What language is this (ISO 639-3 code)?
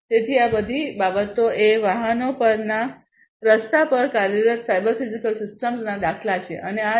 guj